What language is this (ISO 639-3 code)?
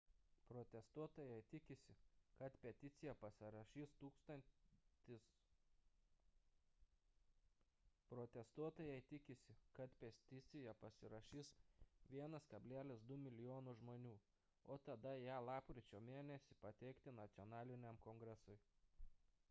lit